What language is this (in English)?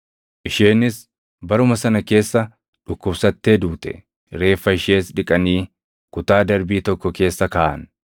Oromo